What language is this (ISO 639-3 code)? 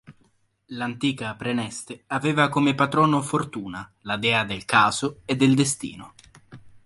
ita